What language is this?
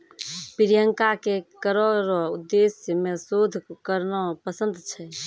Maithili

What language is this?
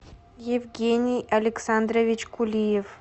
Russian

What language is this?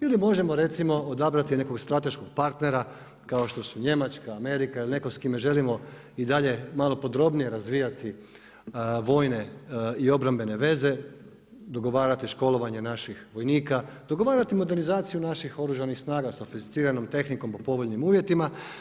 Croatian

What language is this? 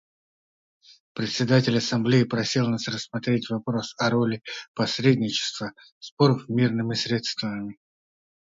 Russian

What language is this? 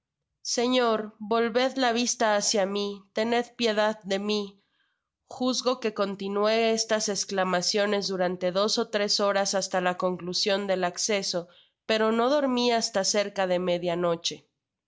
Spanish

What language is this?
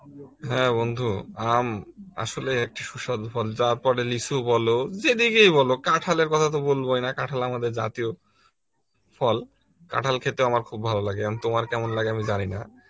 Bangla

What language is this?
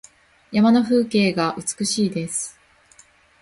Japanese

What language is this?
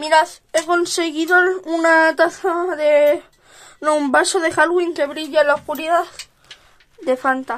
Spanish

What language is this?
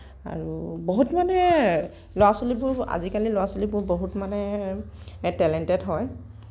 Assamese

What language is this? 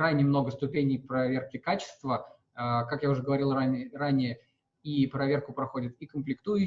Russian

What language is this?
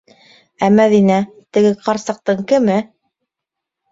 Bashkir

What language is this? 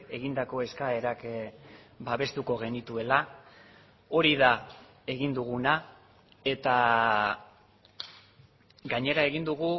Basque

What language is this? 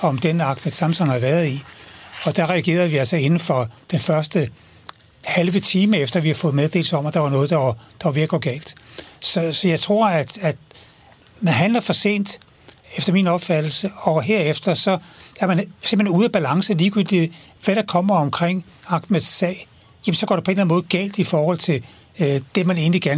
Danish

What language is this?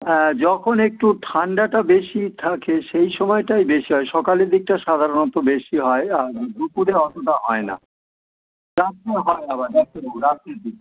Bangla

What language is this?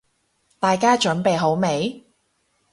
Cantonese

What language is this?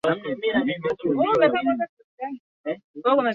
Swahili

